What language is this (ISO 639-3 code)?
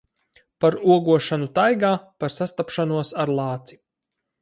lav